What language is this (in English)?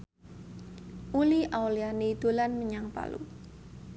Javanese